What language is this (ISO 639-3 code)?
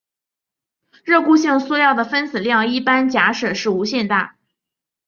zho